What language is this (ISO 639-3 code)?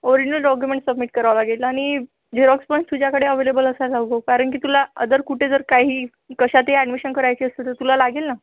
mar